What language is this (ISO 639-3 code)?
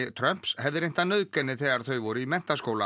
isl